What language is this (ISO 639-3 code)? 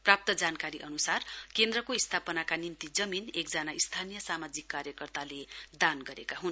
nep